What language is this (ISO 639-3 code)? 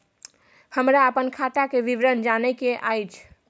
mai